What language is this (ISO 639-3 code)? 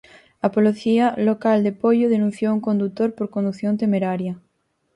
glg